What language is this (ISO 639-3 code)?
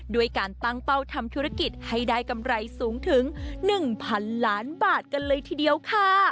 tha